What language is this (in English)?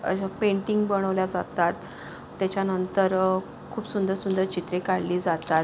Marathi